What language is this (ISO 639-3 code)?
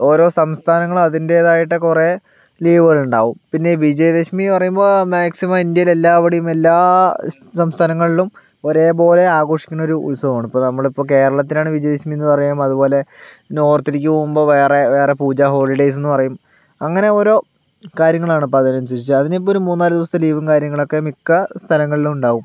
mal